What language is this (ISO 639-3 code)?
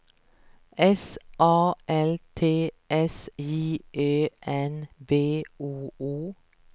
swe